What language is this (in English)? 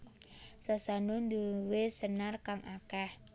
Javanese